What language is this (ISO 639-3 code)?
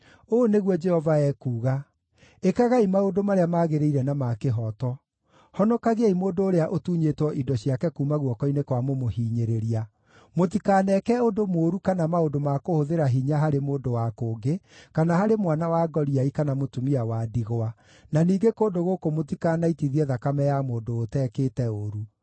kik